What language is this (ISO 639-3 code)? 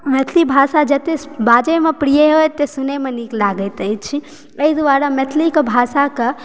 mai